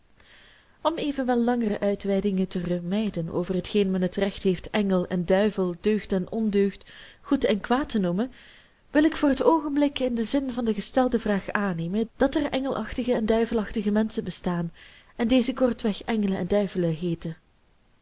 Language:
Dutch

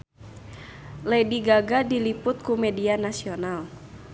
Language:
Sundanese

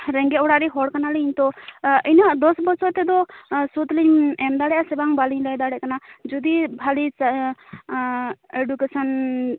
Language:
Santali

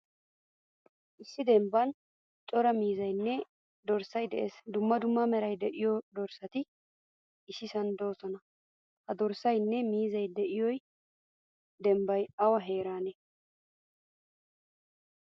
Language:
Wolaytta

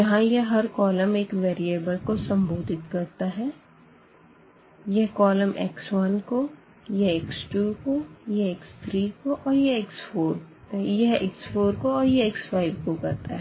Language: Hindi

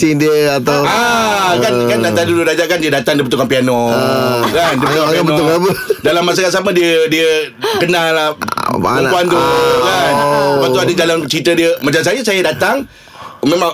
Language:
Malay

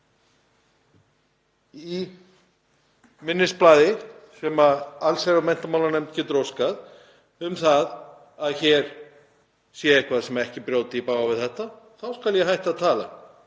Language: Icelandic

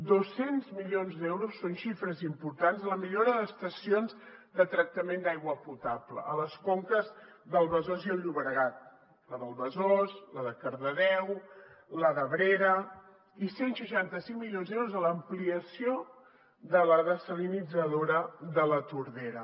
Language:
Catalan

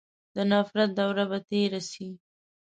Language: Pashto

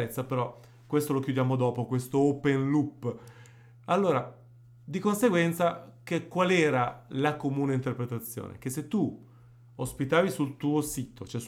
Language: Italian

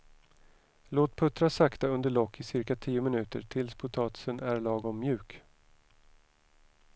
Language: Swedish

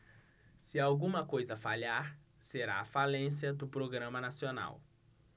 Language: Portuguese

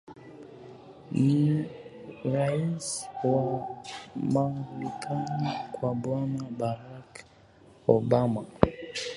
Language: Swahili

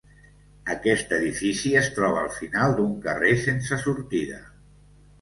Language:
Catalan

